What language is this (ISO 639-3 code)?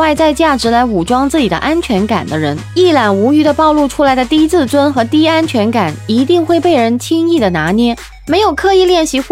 zho